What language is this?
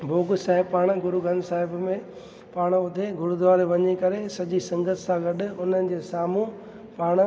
Sindhi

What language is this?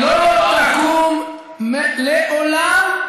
Hebrew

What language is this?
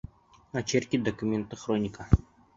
Bashkir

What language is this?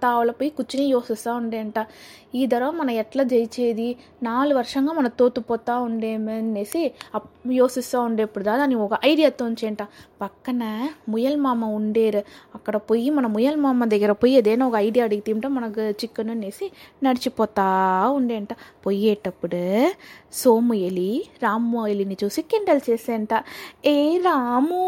Telugu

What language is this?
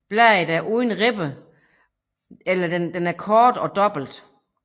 Danish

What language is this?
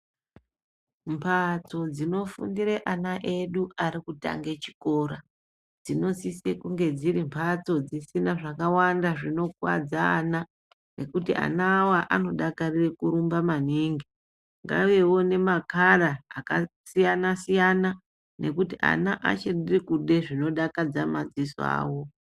Ndau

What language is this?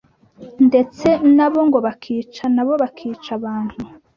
Kinyarwanda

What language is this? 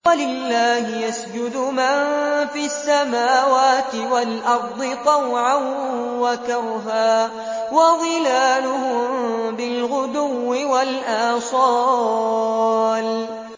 Arabic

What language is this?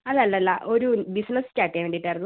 Malayalam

